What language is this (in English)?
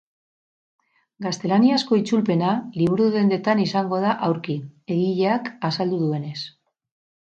Basque